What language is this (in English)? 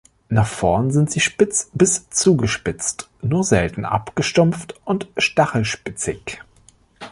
German